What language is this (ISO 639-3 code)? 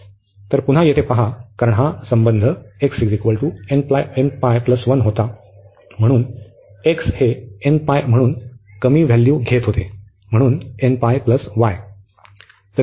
mar